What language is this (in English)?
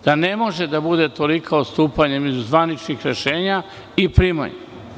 Serbian